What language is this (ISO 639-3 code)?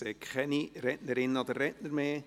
gsw